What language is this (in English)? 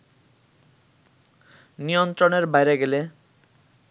Bangla